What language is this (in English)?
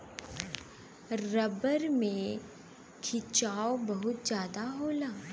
Bhojpuri